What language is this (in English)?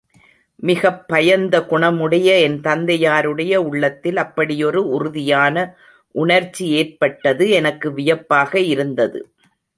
Tamil